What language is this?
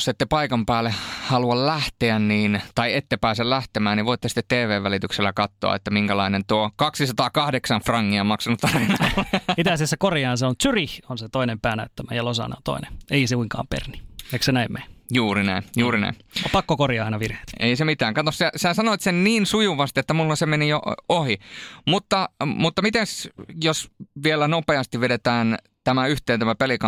Finnish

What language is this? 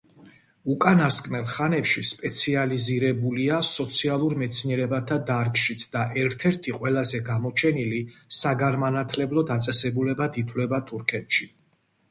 Georgian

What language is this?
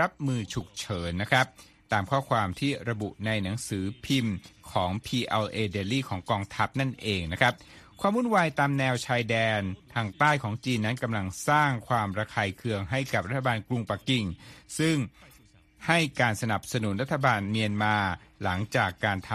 Thai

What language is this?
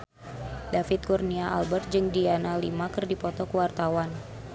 Sundanese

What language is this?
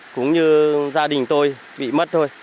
Vietnamese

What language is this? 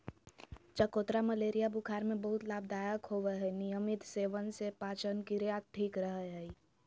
Magahi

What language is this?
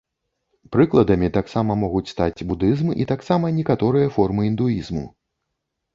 Belarusian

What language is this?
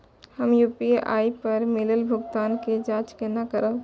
Maithili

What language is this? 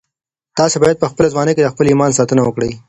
Pashto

